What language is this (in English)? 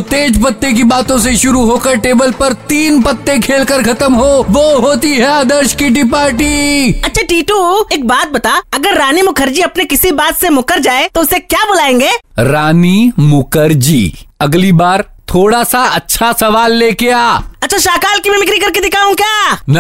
Hindi